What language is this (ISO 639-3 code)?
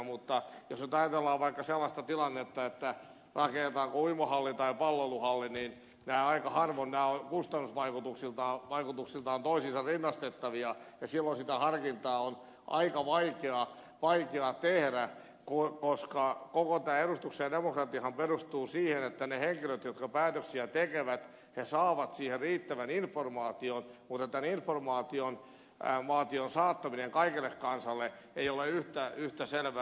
fin